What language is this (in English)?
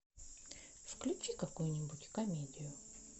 Russian